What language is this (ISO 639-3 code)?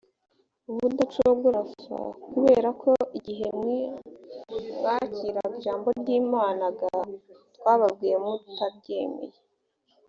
kin